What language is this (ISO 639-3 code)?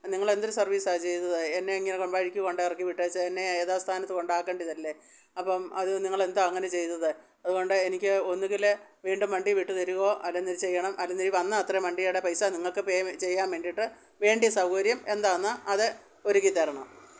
mal